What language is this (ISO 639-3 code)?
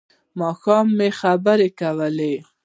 pus